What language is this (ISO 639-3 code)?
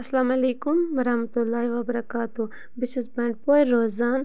kas